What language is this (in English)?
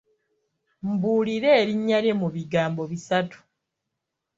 Ganda